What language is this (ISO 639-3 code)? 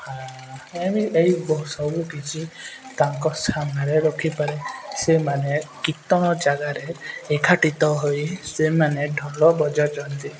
ori